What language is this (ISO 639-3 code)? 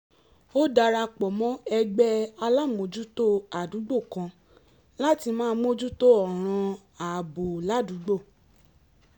yor